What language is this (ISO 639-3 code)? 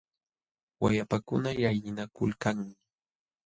qxw